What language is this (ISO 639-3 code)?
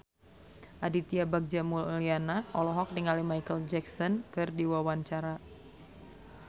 sun